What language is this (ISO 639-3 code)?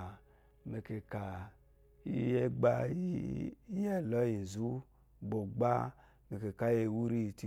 afo